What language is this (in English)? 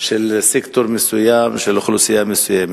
Hebrew